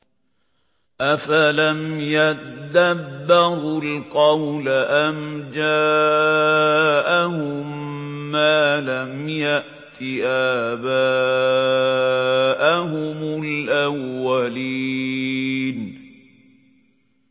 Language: Arabic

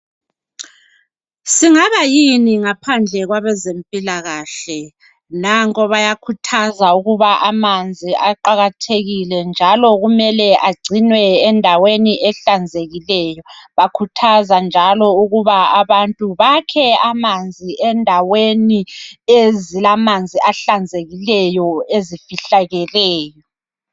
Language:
North Ndebele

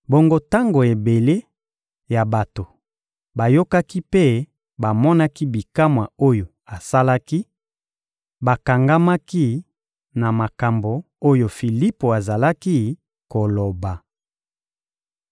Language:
Lingala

